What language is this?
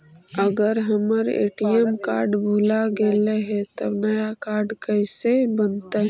Magahi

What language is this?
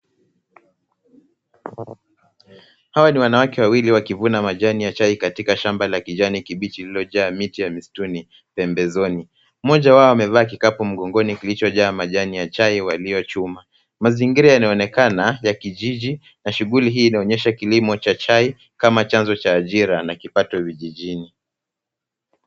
Swahili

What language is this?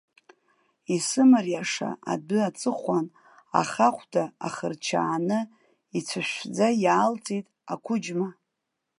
Abkhazian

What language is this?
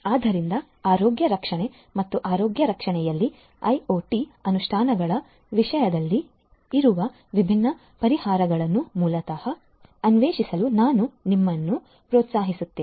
Kannada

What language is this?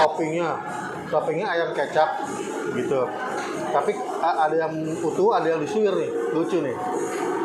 Indonesian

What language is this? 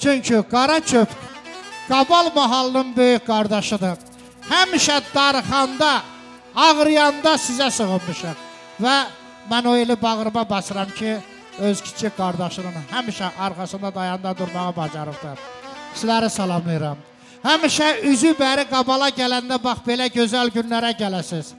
Turkish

